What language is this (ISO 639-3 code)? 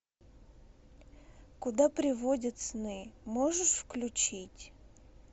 rus